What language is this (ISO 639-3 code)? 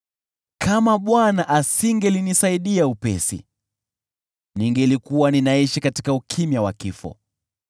swa